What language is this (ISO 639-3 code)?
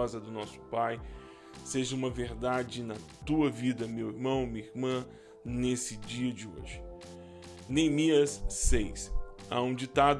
por